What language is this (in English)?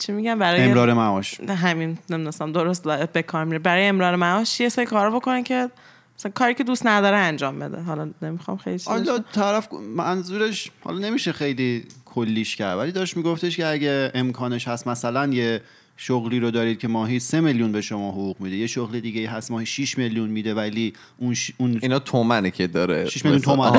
Persian